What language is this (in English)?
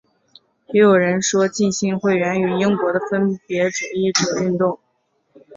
Chinese